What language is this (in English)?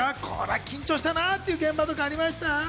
Japanese